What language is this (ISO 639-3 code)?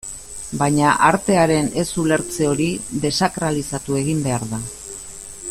eus